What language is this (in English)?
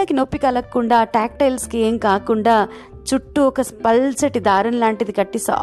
Telugu